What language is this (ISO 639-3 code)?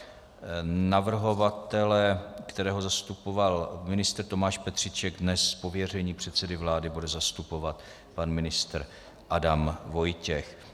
ces